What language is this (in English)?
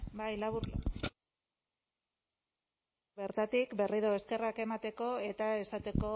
Basque